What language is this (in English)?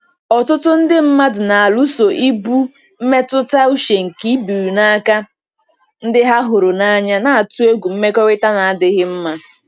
Igbo